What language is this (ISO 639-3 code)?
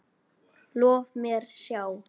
isl